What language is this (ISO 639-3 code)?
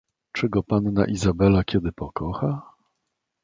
pol